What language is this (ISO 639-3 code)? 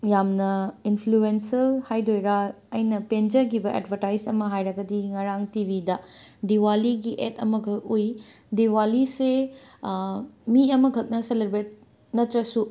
mni